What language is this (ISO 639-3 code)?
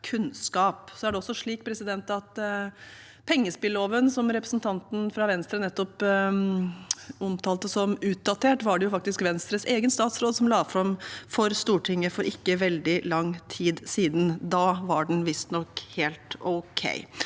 nor